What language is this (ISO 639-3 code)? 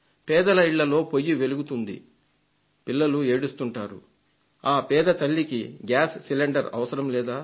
tel